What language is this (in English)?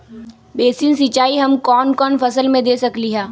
Magahi